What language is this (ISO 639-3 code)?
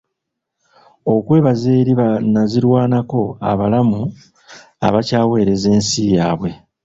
lug